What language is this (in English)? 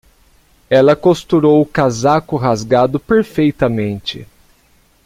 Portuguese